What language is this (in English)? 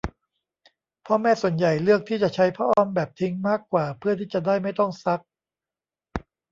Thai